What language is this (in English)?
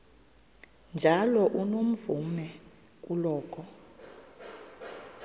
Xhosa